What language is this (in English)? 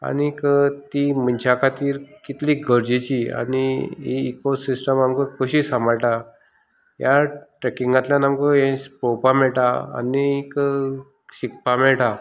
Konkani